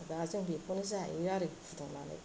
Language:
Bodo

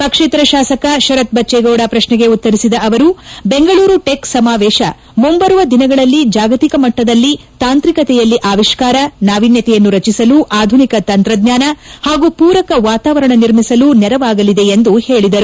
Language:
Kannada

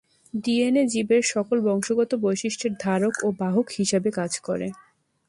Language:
Bangla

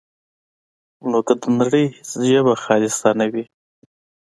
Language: Pashto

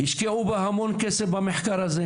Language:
Hebrew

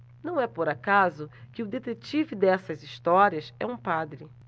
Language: Portuguese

